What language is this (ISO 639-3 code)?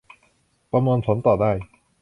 tha